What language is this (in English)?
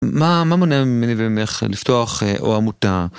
Hebrew